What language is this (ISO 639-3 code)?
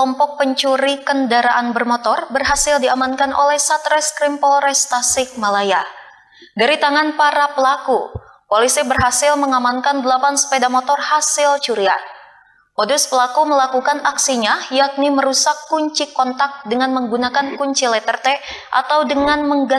ind